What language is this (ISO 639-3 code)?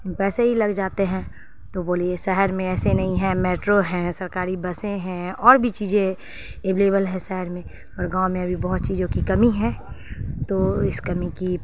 urd